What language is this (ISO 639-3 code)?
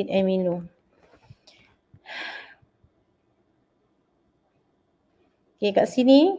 msa